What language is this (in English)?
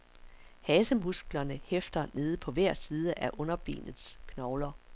Danish